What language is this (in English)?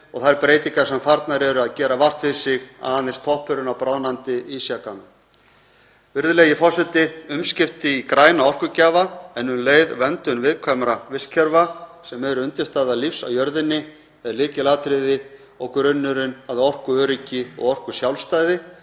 Icelandic